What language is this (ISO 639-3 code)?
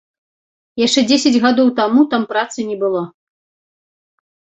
bel